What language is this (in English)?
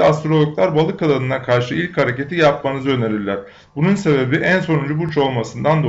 Turkish